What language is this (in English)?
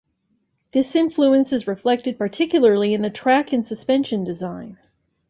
English